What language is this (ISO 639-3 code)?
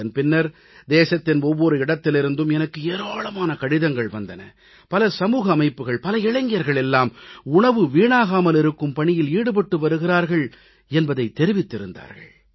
tam